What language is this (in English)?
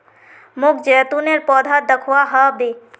Magahi